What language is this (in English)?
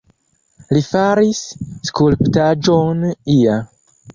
Esperanto